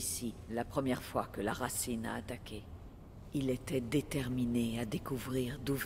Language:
French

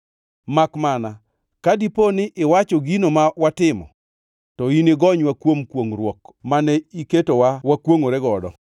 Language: Luo (Kenya and Tanzania)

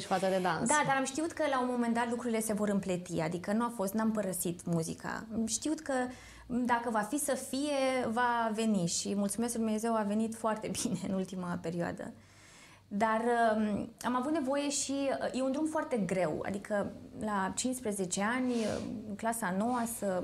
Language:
Romanian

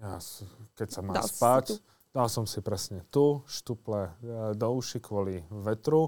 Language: Slovak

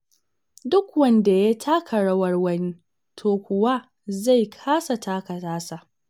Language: Hausa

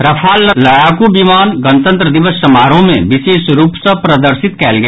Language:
Maithili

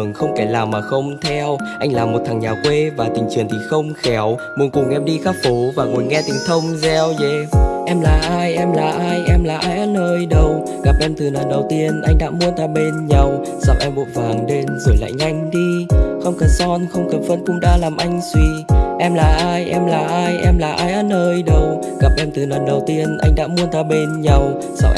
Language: Vietnamese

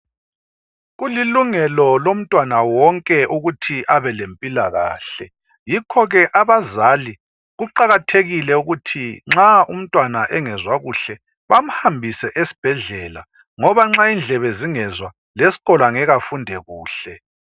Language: North Ndebele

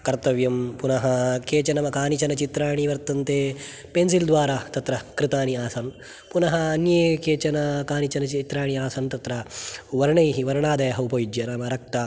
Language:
Sanskrit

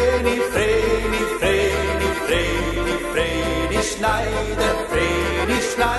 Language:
Korean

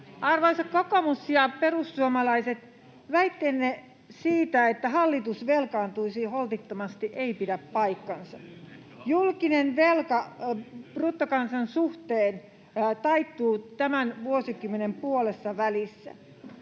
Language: Finnish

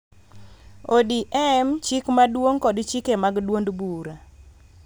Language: Luo (Kenya and Tanzania)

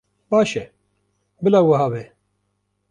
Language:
Kurdish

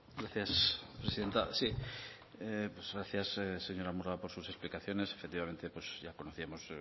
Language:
Spanish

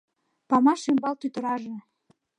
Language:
Mari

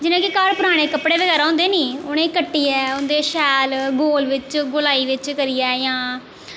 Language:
Dogri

